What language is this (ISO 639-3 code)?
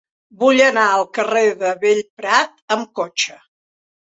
cat